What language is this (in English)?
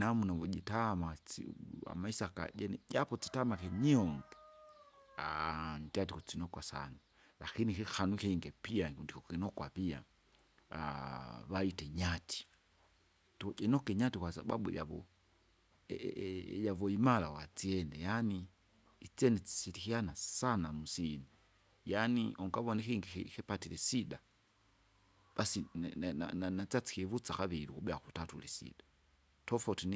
Kinga